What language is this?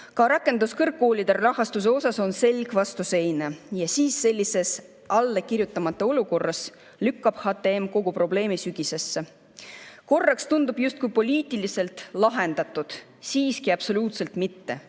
Estonian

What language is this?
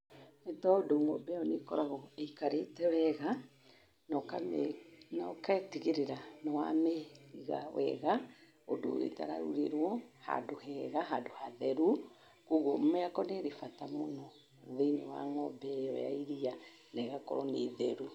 Kikuyu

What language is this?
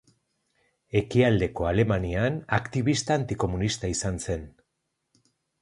Basque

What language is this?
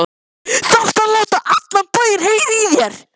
Icelandic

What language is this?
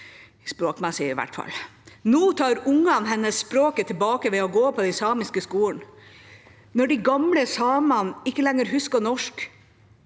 Norwegian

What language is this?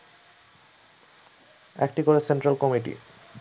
Bangla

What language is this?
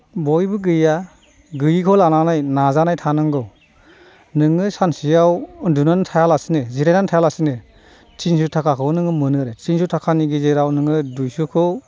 Bodo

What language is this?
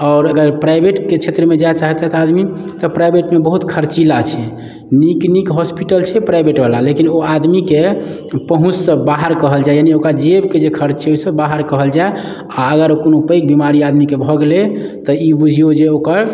Maithili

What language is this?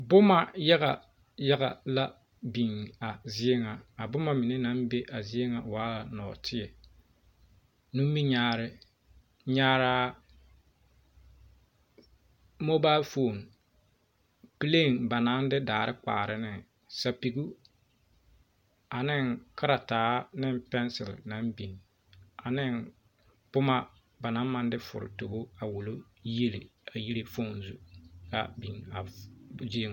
Southern Dagaare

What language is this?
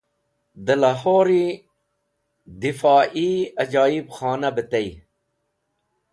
Wakhi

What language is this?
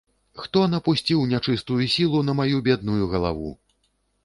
Belarusian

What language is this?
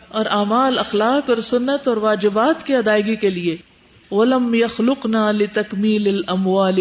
Urdu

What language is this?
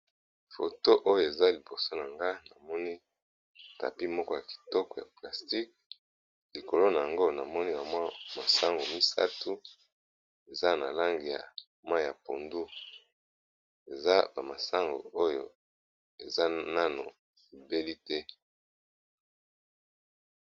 Lingala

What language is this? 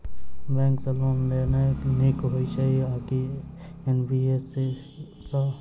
Maithili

